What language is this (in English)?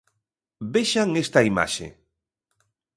Galician